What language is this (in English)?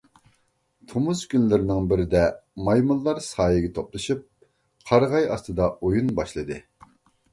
Uyghur